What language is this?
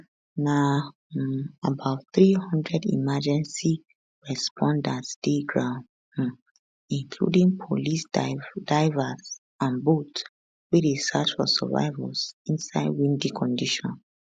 Nigerian Pidgin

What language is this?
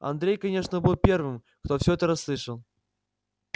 Russian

